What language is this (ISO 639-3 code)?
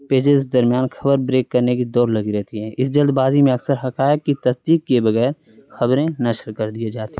urd